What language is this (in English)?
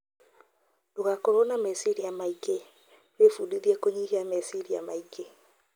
Kikuyu